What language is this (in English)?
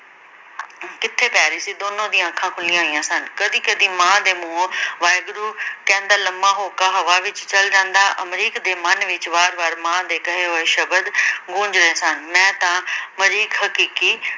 Punjabi